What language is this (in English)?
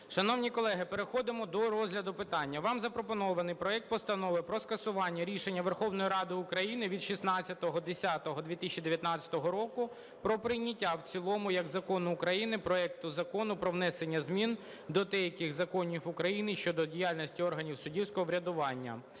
Ukrainian